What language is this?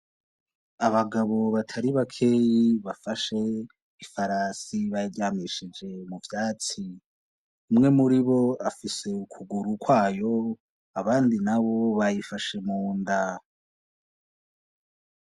Rundi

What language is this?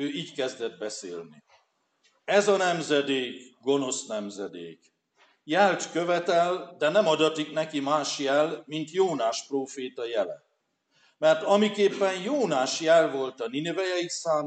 Hungarian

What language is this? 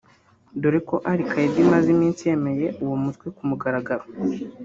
Kinyarwanda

